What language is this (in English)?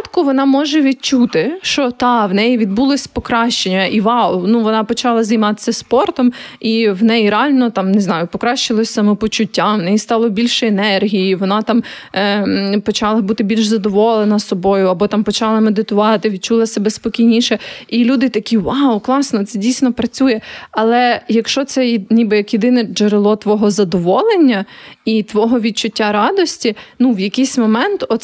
Ukrainian